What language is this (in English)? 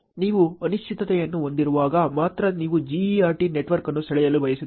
Kannada